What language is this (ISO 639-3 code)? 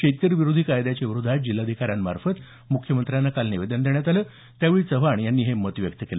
mar